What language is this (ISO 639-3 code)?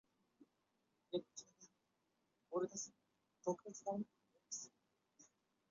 zho